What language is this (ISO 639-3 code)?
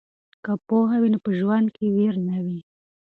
pus